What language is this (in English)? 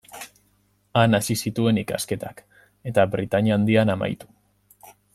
Basque